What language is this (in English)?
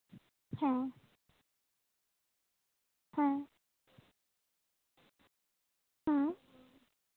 Santali